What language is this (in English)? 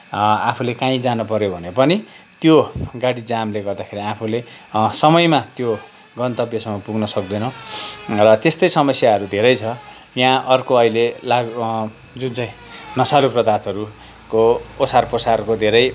Nepali